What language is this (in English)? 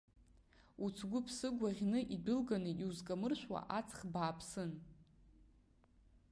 Abkhazian